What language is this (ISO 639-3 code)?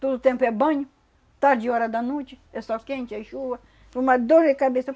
por